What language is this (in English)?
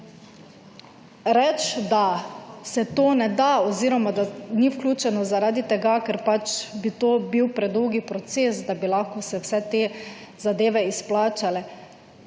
Slovenian